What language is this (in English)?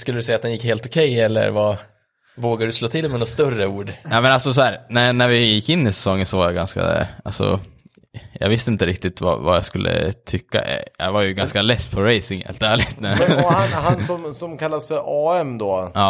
Swedish